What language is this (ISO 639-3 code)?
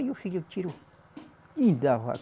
por